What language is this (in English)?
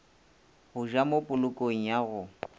Northern Sotho